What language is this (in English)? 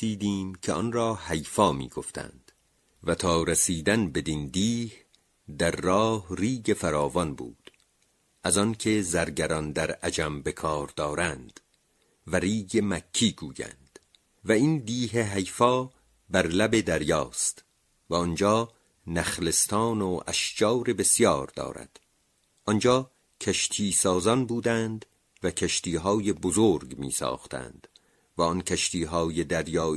Persian